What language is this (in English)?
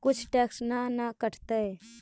Magahi